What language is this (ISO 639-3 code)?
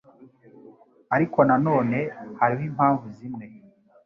kin